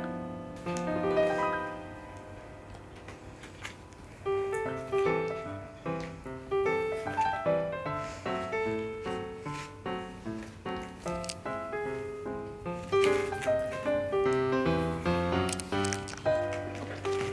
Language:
Korean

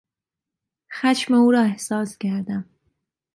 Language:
Persian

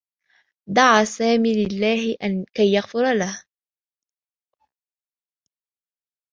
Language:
Arabic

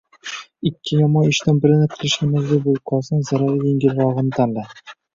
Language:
Uzbek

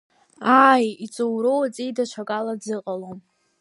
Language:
Abkhazian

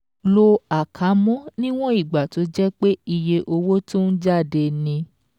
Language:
Yoruba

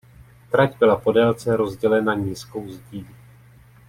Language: Czech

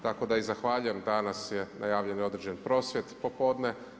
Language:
Croatian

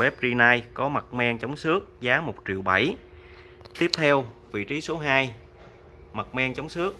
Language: Vietnamese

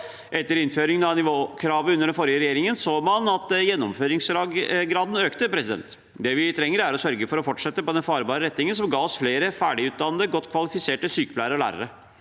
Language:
Norwegian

